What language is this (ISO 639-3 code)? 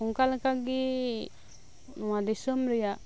sat